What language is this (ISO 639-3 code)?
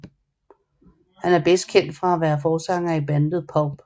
dan